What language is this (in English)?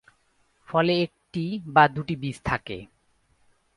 Bangla